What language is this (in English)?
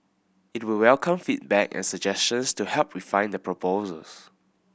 English